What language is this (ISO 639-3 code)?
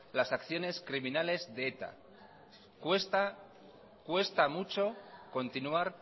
spa